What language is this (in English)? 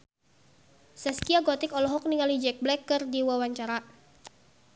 Sundanese